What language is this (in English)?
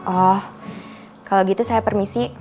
Indonesian